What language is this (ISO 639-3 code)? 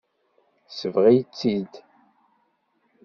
kab